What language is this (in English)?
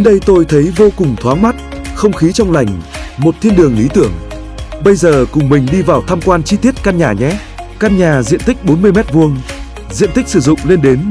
Vietnamese